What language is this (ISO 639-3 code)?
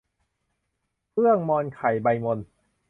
tha